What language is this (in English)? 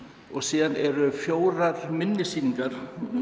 Icelandic